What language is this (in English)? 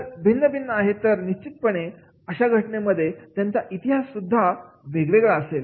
Marathi